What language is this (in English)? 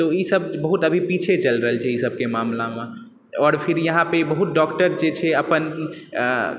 Maithili